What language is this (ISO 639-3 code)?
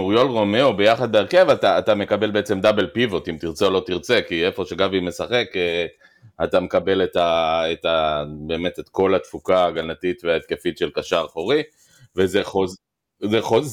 heb